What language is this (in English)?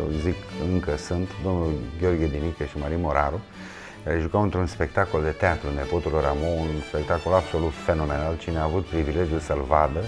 Romanian